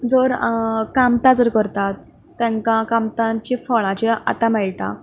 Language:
Konkani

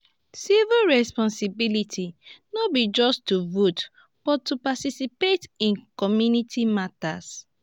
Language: Nigerian Pidgin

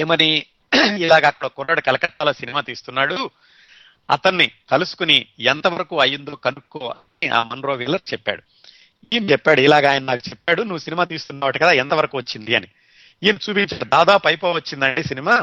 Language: Telugu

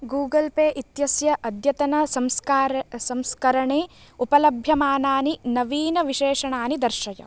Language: Sanskrit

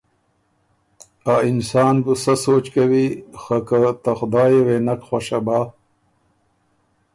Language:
Ormuri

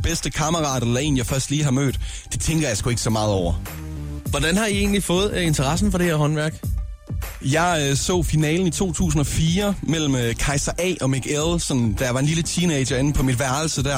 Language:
Danish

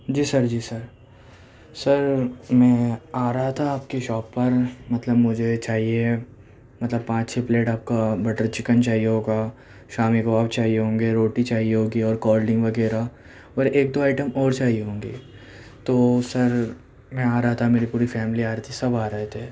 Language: Urdu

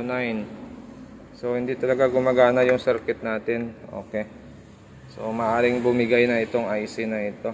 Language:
Filipino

